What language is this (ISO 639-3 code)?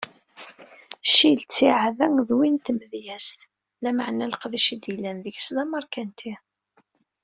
kab